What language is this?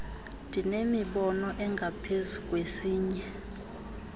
Xhosa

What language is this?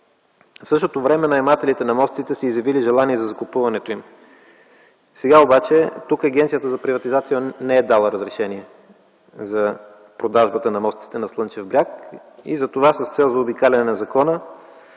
Bulgarian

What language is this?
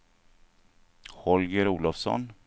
Swedish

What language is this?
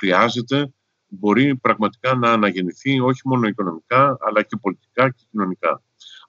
Greek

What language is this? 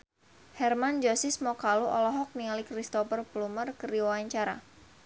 Sundanese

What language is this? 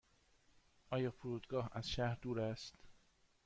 Persian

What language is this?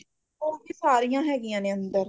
Punjabi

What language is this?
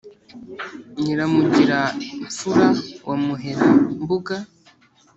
Kinyarwanda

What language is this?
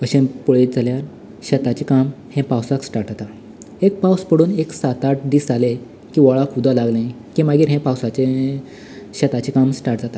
Konkani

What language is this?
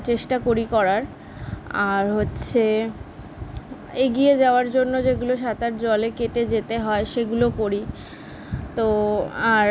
Bangla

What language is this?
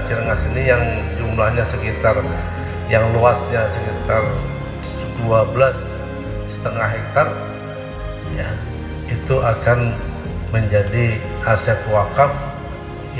Indonesian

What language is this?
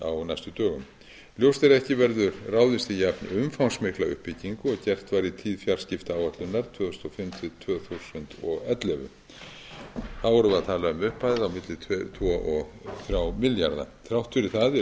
Icelandic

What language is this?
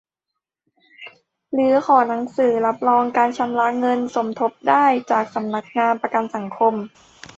Thai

